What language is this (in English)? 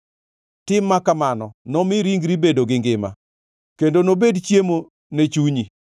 Luo (Kenya and Tanzania)